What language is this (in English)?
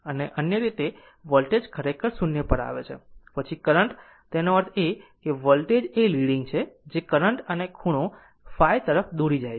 Gujarati